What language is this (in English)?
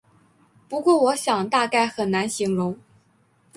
Chinese